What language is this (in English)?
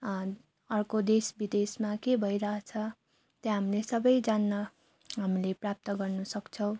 Nepali